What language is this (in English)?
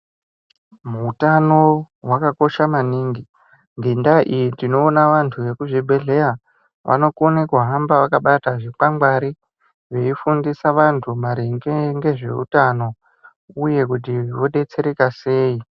Ndau